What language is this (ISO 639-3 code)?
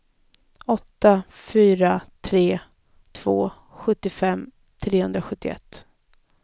swe